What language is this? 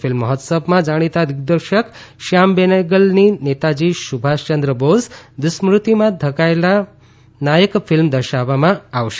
Gujarati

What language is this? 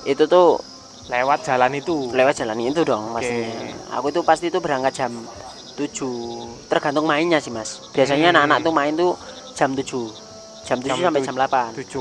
Indonesian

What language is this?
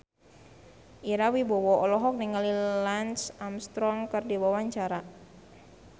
Sundanese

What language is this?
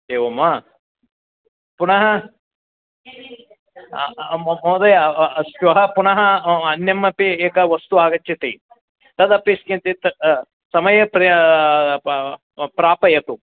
Sanskrit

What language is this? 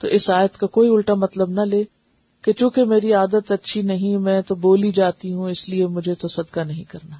Urdu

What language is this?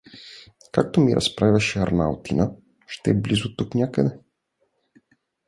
Bulgarian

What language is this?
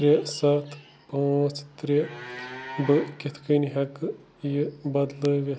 Kashmiri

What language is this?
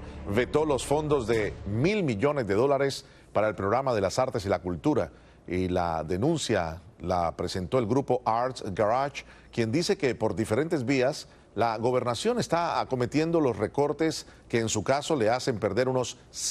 Spanish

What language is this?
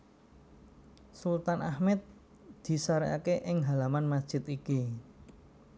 Javanese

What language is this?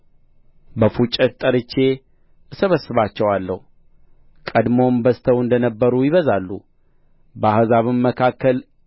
Amharic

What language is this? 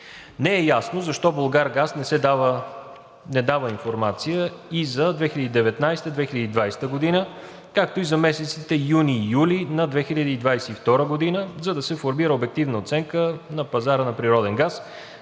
Bulgarian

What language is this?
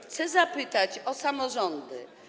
Polish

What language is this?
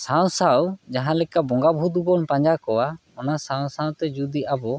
Santali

